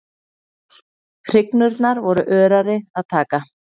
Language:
Icelandic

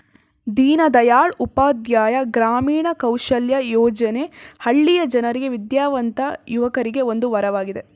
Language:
Kannada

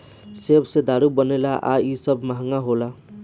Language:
Bhojpuri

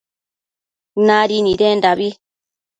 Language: Matsés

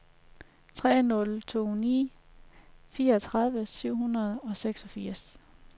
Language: Danish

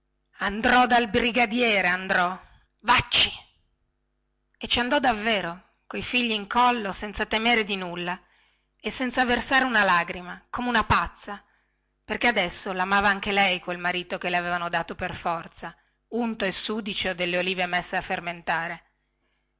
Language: Italian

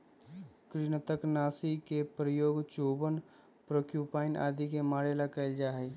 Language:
Magahi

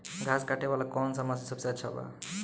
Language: Bhojpuri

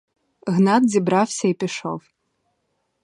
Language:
Ukrainian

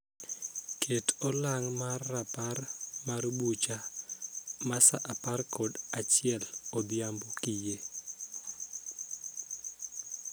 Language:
Luo (Kenya and Tanzania)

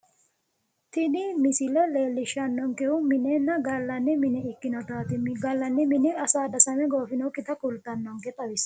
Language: Sidamo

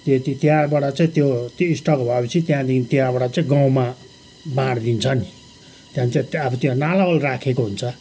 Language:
Nepali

